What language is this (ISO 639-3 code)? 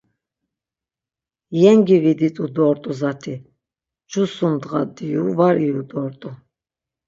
lzz